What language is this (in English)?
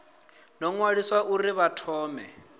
Venda